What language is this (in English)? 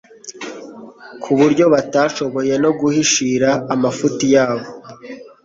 Kinyarwanda